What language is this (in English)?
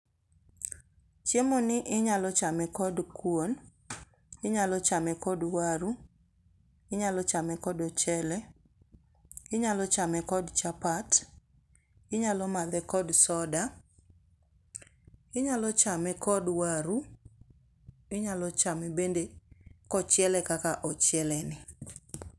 Luo (Kenya and Tanzania)